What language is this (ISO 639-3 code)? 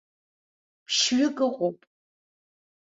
abk